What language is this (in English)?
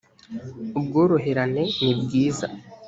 Kinyarwanda